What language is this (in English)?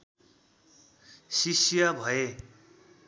Nepali